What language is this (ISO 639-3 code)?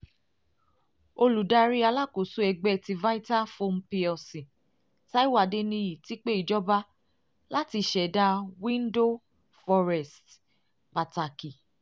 yor